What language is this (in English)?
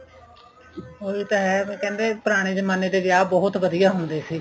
Punjabi